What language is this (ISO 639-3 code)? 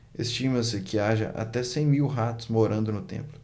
por